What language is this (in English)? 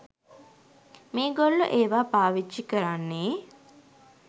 Sinhala